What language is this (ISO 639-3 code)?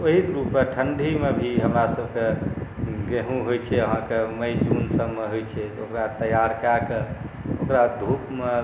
mai